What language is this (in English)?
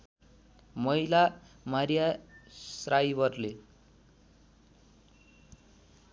Nepali